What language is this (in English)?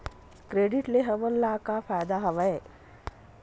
Chhattisgarhi